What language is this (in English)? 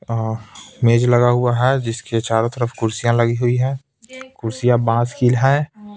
Hindi